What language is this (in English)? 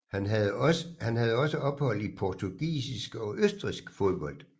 Danish